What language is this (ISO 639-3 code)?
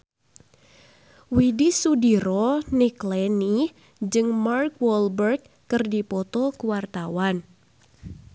sun